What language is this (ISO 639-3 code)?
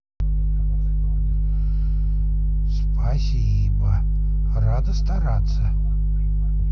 rus